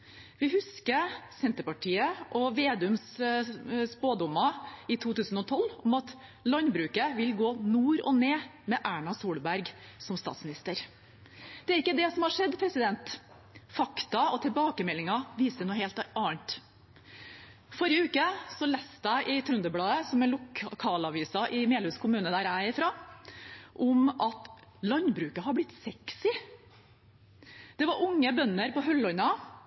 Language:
Norwegian Bokmål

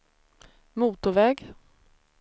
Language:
Swedish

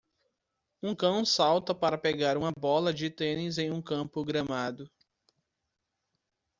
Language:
Portuguese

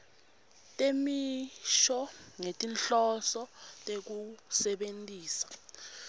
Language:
Swati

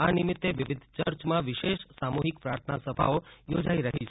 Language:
Gujarati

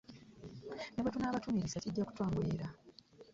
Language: Ganda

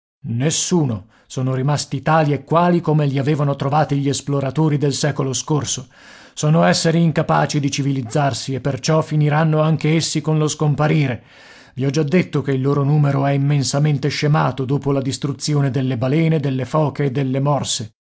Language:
Italian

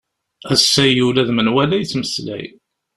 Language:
Kabyle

